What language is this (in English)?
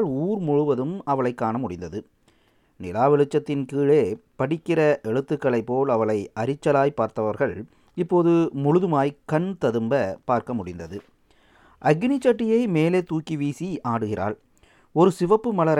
Tamil